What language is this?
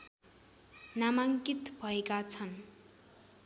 Nepali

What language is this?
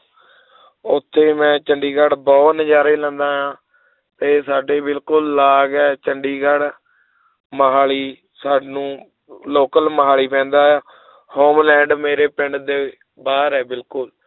Punjabi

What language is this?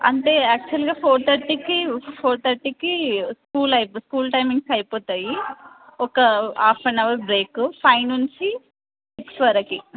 Telugu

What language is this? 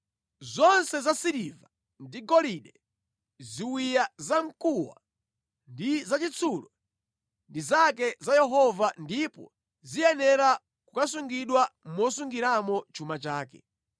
Nyanja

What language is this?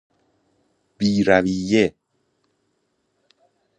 Persian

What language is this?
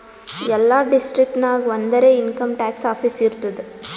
Kannada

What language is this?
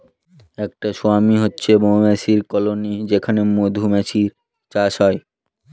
Bangla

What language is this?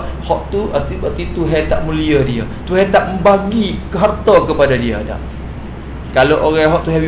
Malay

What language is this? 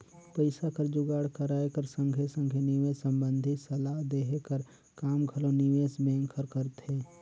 Chhattisgarhi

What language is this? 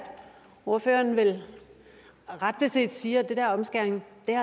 Danish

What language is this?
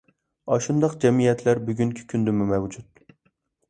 Uyghur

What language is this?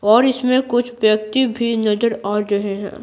Hindi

